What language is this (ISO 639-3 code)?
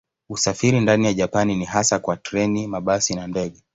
swa